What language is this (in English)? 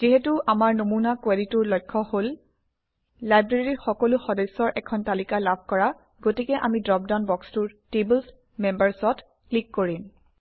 Assamese